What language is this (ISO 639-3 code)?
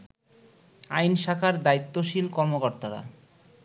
ben